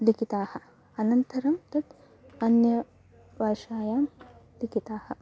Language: Sanskrit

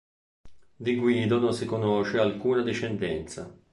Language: Italian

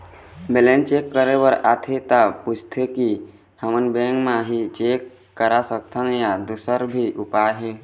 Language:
Chhattisgarhi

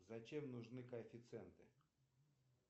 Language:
Russian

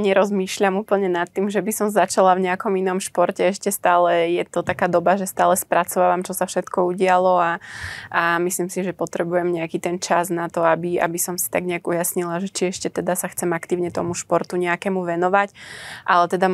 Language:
Slovak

